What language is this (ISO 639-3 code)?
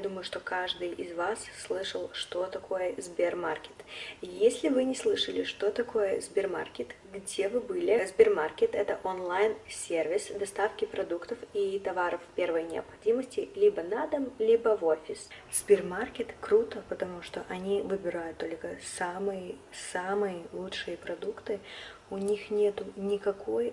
rus